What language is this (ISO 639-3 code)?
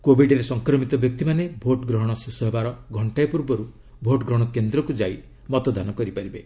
ori